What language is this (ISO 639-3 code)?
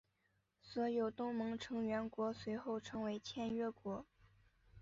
zho